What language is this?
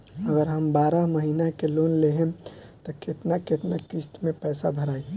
Bhojpuri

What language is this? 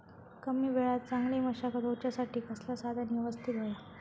Marathi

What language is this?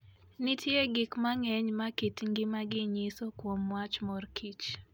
Luo (Kenya and Tanzania)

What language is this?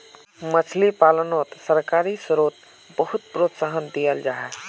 Magahi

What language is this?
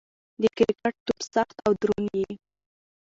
Pashto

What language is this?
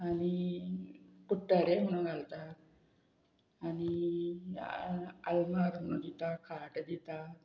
Konkani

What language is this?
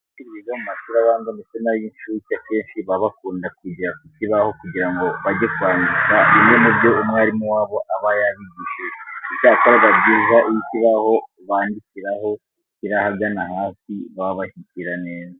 Kinyarwanda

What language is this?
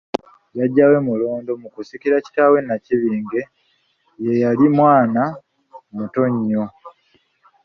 Ganda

